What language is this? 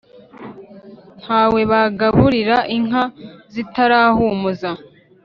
Kinyarwanda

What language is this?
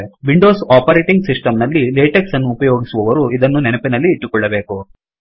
Kannada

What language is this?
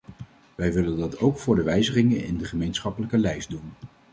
Dutch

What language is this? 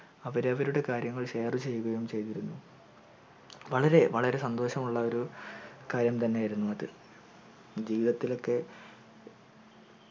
Malayalam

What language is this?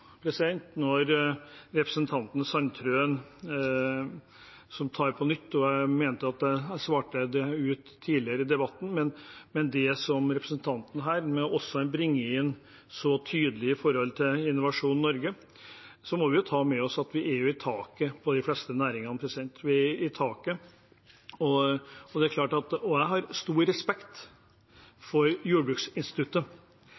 Norwegian Bokmål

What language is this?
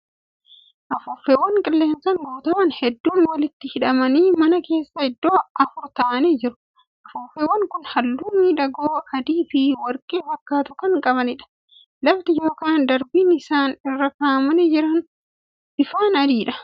Oromo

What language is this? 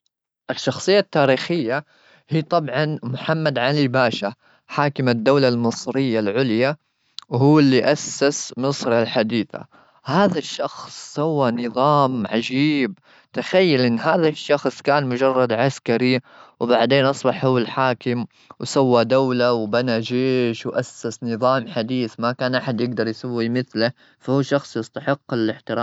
Gulf Arabic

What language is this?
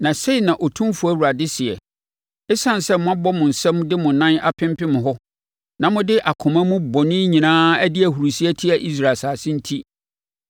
Akan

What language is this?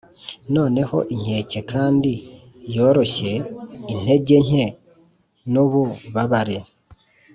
Kinyarwanda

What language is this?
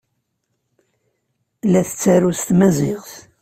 Kabyle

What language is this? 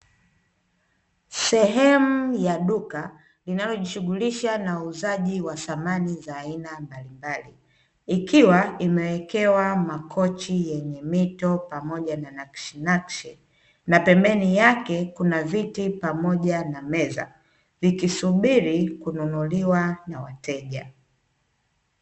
Swahili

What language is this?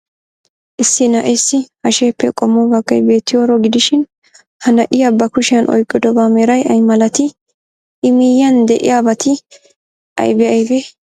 Wolaytta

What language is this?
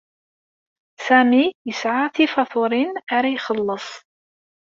Kabyle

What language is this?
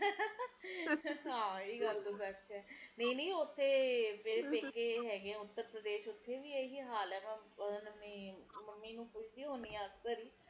Punjabi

